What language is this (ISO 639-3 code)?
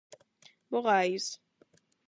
glg